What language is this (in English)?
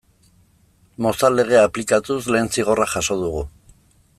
Basque